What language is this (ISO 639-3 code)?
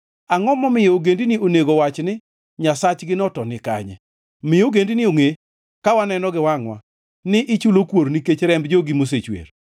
luo